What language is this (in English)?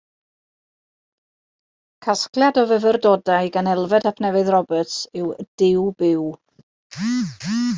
Welsh